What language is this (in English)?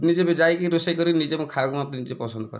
Odia